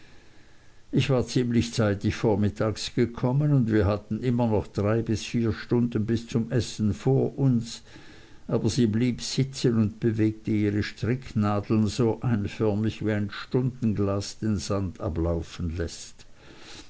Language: German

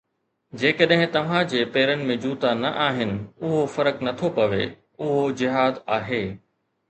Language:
Sindhi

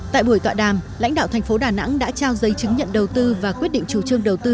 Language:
Vietnamese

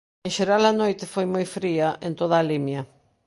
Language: Galician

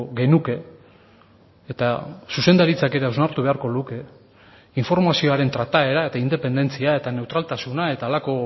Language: Basque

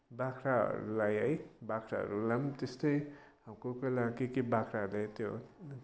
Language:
Nepali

